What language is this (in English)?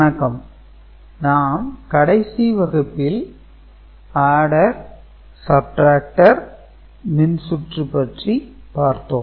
Tamil